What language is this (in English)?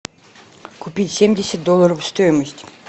Russian